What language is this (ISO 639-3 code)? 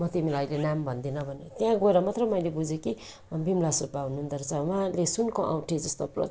nep